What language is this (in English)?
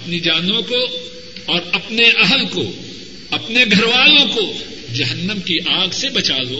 Urdu